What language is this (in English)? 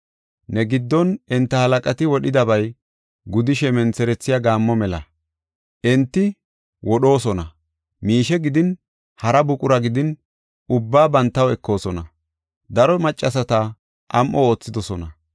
Gofa